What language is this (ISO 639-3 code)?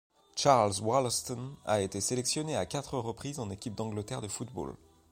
fra